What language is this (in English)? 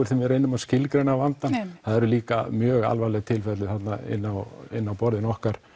Icelandic